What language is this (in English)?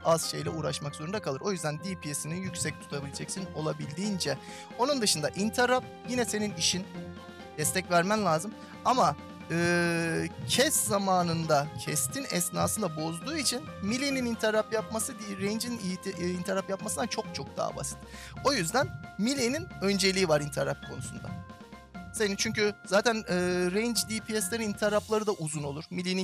Turkish